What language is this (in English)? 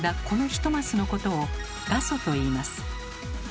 Japanese